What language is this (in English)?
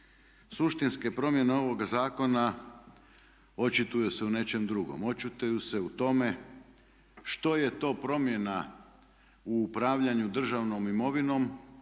Croatian